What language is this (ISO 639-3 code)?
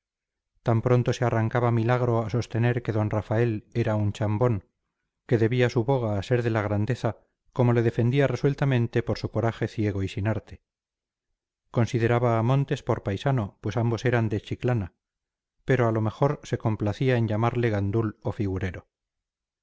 spa